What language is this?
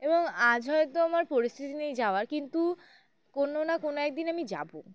Bangla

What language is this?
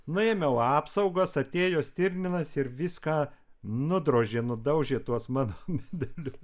Lithuanian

